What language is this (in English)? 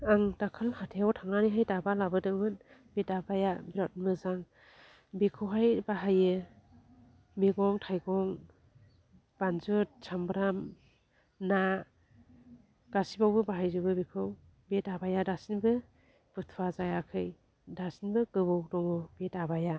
Bodo